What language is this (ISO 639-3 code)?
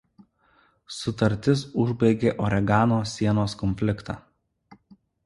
lit